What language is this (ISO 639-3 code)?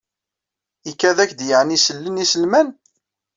kab